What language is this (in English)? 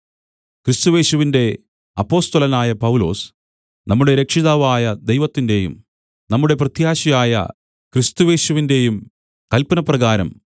Malayalam